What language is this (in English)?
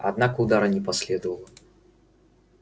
Russian